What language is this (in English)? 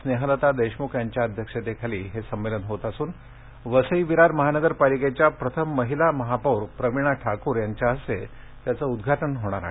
Marathi